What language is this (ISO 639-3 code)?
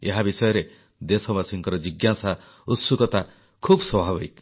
ori